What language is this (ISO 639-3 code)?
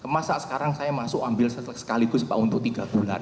ind